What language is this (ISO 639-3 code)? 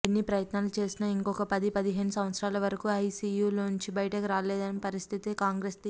tel